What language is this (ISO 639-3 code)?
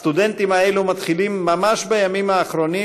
heb